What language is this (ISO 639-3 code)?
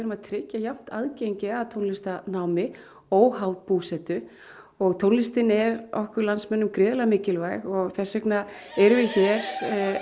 isl